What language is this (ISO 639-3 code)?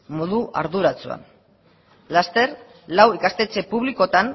eus